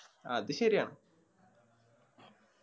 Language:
Malayalam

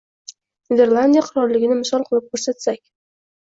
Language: Uzbek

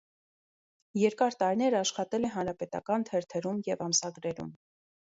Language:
Armenian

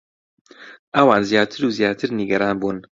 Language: Central Kurdish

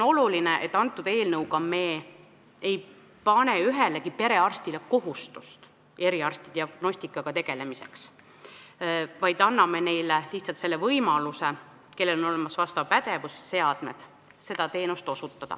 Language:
Estonian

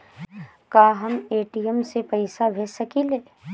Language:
Bhojpuri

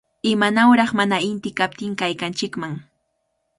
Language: Cajatambo North Lima Quechua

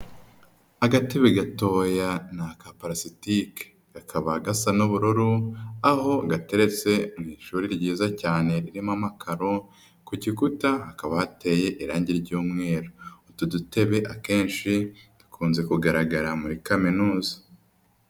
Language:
Kinyarwanda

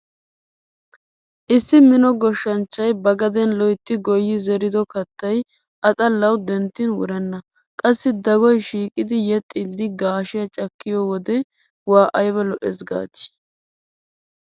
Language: Wolaytta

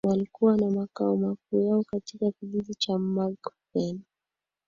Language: Swahili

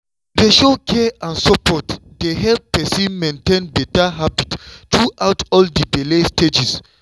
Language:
Nigerian Pidgin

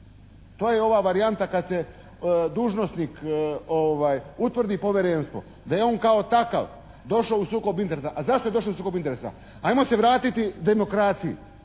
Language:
Croatian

